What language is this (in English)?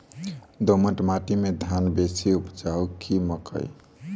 Maithili